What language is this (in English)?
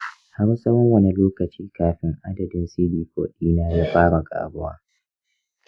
Hausa